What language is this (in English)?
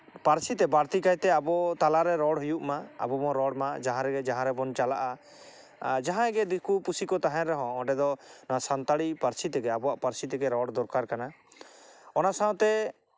Santali